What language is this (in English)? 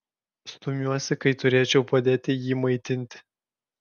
Lithuanian